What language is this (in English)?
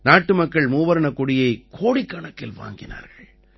Tamil